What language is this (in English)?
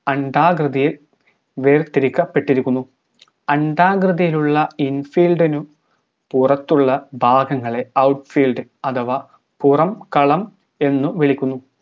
Malayalam